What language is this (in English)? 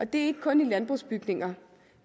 Danish